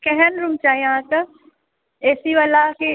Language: Maithili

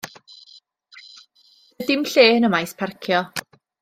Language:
Welsh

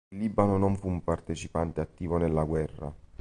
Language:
Italian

